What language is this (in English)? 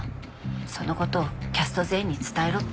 Japanese